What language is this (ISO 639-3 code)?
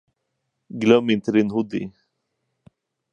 swe